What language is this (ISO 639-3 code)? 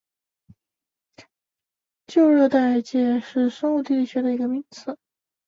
zho